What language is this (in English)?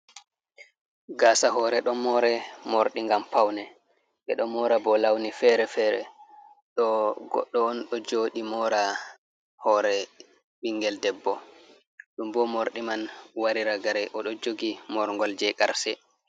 Fula